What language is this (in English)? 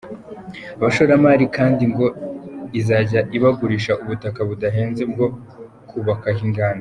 Kinyarwanda